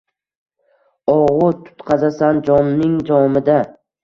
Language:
Uzbek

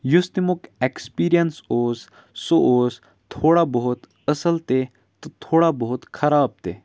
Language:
Kashmiri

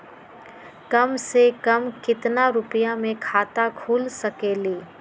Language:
Magahi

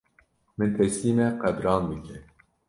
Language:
Kurdish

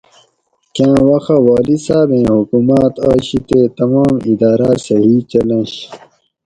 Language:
Gawri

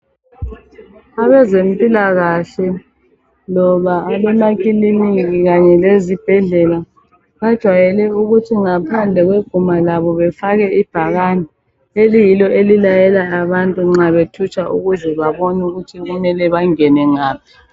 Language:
North Ndebele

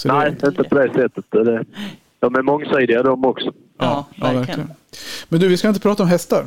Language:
Swedish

